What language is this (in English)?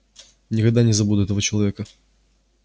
Russian